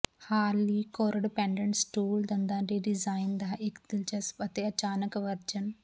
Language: Punjabi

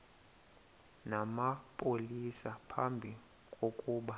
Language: Xhosa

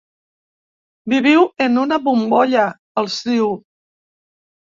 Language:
Catalan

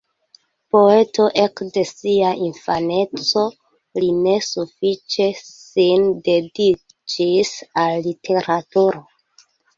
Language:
Esperanto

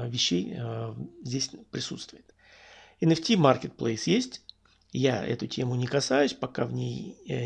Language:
Russian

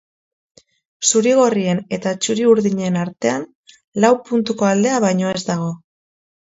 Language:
Basque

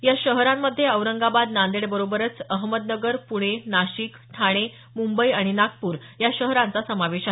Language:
Marathi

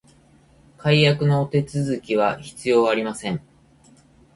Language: Japanese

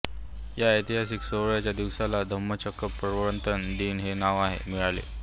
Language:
Marathi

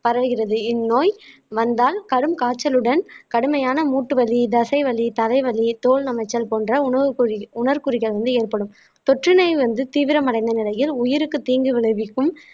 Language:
Tamil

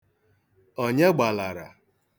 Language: Igbo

